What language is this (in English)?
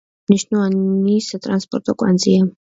Georgian